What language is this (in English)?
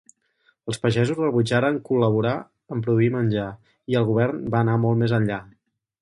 Catalan